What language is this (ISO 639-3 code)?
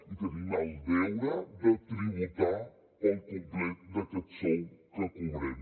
cat